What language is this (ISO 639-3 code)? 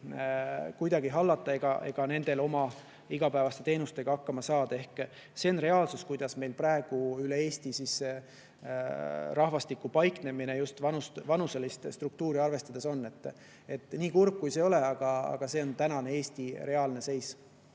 est